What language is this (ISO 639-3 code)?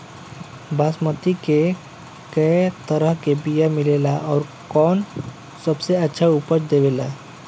bho